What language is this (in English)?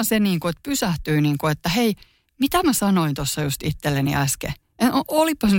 Finnish